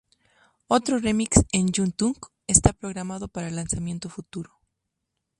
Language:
Spanish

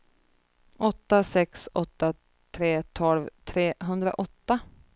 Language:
Swedish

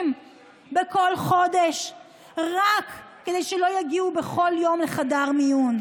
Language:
Hebrew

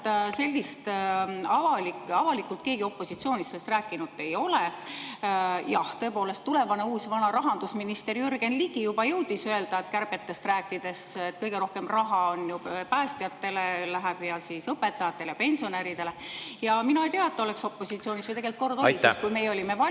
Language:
Estonian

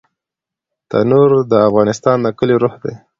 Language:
Pashto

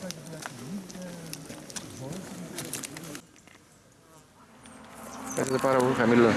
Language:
Greek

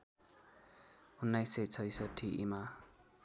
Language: Nepali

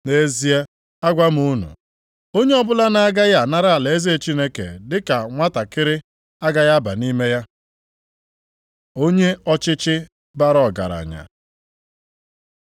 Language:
Igbo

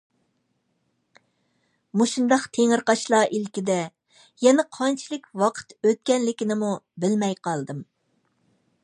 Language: Uyghur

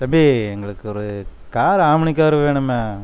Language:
Tamil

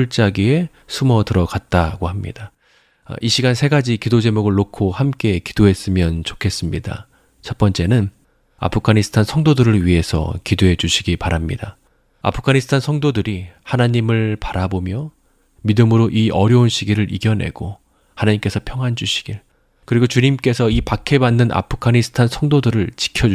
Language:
Korean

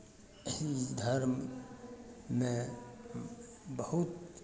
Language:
Maithili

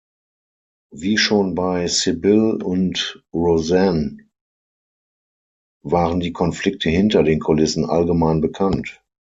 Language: German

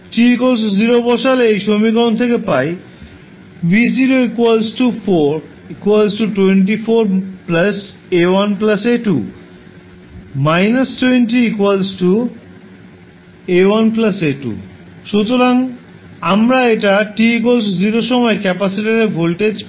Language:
Bangla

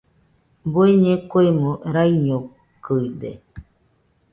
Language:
Nüpode Huitoto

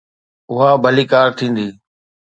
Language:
Sindhi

